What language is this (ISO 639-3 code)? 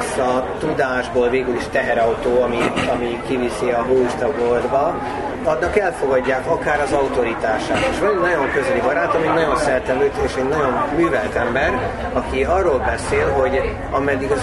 hun